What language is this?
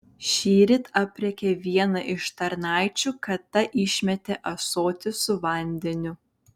Lithuanian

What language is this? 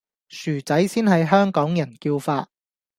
Cantonese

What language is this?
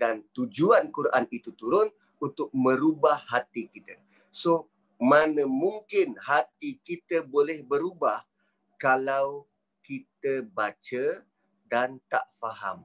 Malay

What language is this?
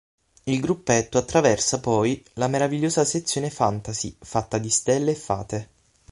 Italian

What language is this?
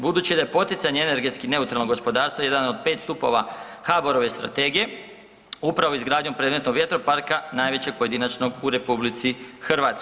Croatian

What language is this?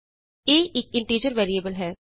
Punjabi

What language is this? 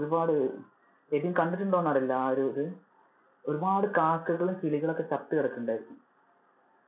Malayalam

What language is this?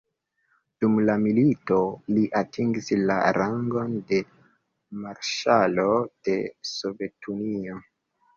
Esperanto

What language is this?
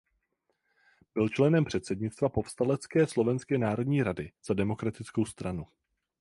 Czech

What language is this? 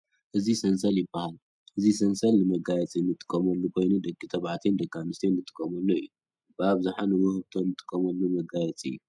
Tigrinya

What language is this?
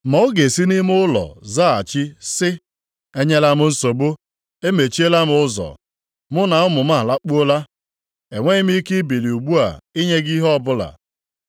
Igbo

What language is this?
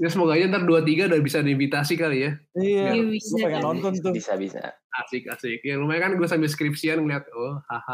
Indonesian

